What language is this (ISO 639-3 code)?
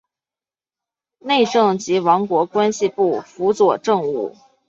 zho